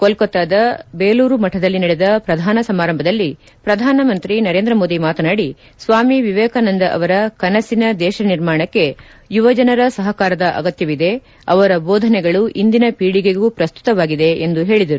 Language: Kannada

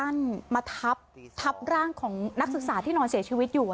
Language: Thai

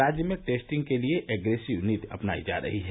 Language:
Hindi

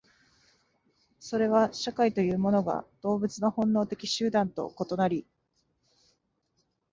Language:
Japanese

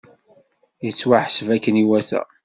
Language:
Kabyle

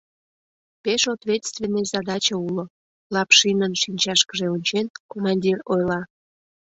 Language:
Mari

